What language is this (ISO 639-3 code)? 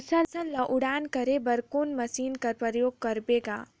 hne